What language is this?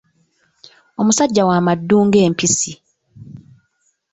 Ganda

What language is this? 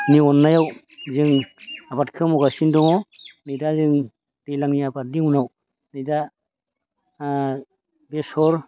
Bodo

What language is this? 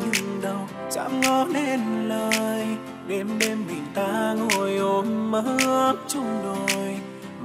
Vietnamese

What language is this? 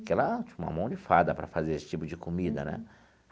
Portuguese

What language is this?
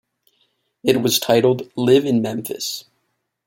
English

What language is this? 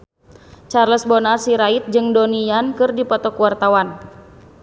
Sundanese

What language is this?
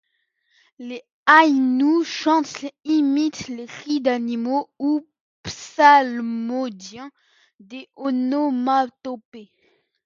French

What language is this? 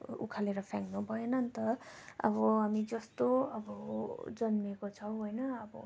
Nepali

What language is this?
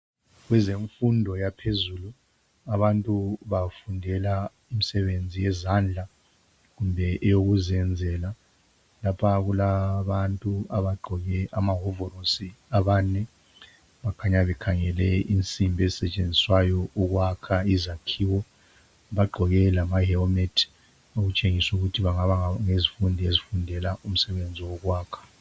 North Ndebele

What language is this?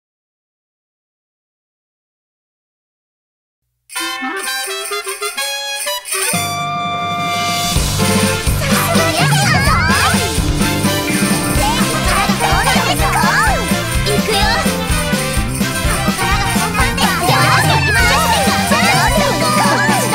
Japanese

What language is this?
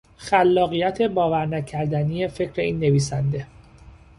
Persian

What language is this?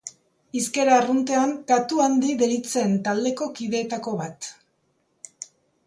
Basque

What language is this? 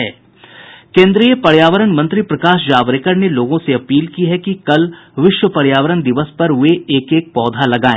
Hindi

